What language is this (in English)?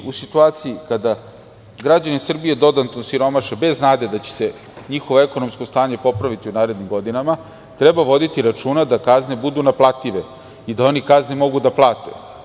Serbian